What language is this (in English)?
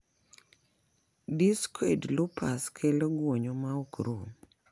Luo (Kenya and Tanzania)